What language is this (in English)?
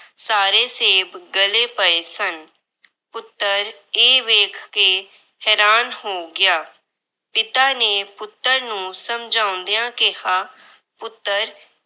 Punjabi